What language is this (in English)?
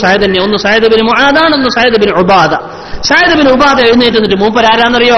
Arabic